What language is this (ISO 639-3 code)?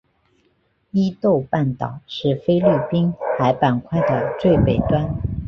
zho